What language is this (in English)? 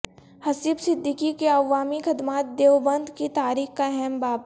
Urdu